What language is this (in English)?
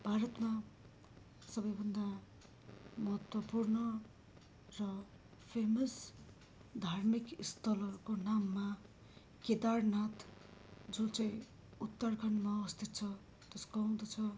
Nepali